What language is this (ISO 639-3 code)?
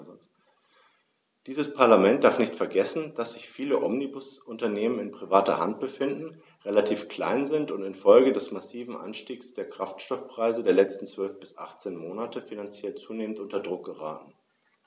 deu